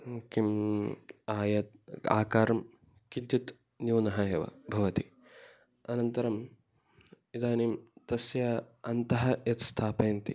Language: Sanskrit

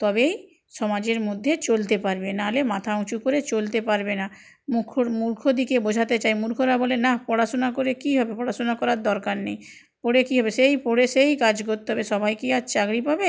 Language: Bangla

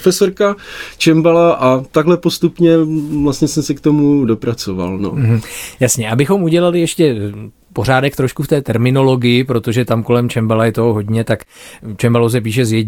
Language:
Czech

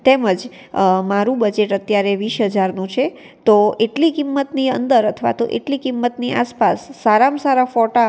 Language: Gujarati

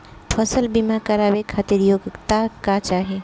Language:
Bhojpuri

